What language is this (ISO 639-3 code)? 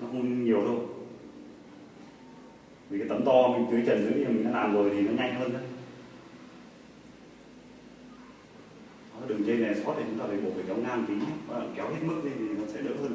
vie